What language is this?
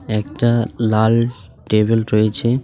Bangla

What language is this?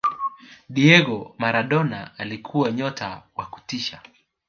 Swahili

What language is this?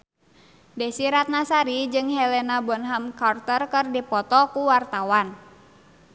Sundanese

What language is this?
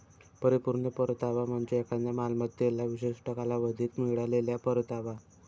Marathi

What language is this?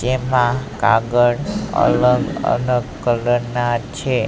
Gujarati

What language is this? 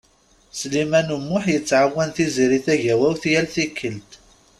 Kabyle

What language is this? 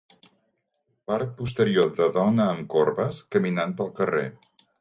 Catalan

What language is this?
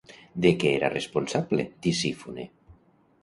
Catalan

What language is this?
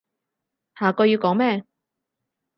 Cantonese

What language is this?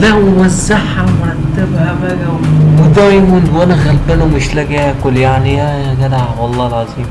Arabic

